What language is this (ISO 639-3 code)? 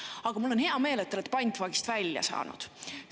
est